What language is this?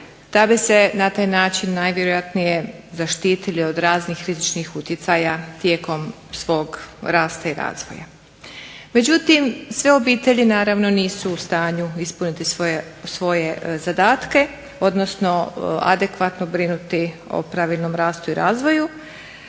Croatian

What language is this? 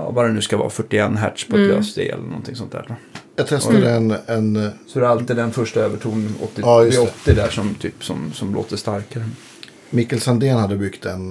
Swedish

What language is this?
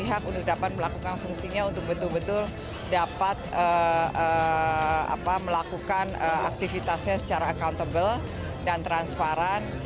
Indonesian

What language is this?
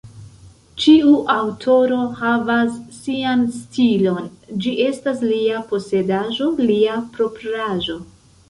Esperanto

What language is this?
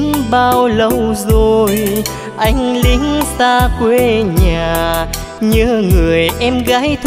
Vietnamese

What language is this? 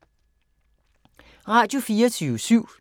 Danish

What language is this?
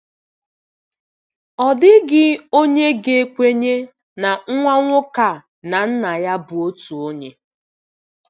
Igbo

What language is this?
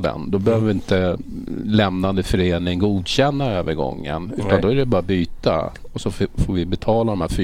Swedish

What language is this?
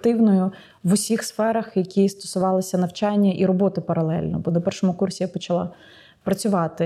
Ukrainian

